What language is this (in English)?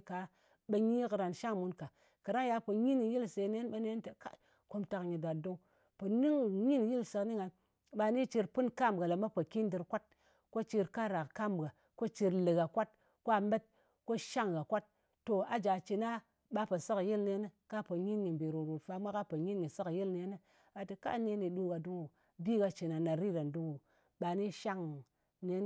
Ngas